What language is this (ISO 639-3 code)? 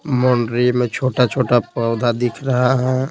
hin